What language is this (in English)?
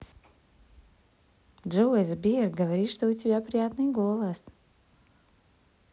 Russian